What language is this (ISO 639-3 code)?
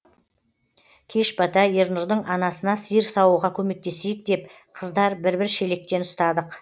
kaz